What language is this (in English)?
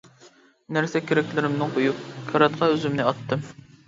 Uyghur